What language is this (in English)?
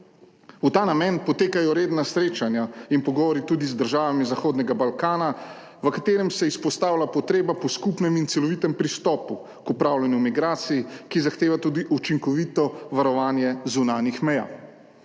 Slovenian